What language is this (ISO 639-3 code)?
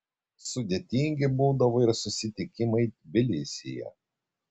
lit